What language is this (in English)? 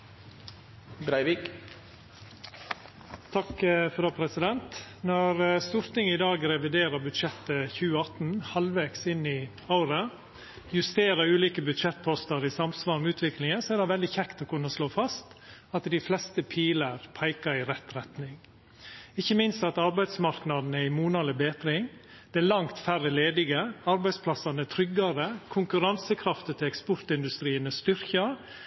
Norwegian Nynorsk